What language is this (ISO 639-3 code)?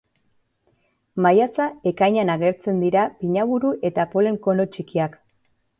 eus